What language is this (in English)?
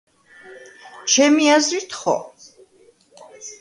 Georgian